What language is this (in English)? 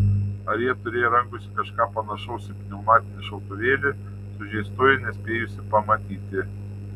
Lithuanian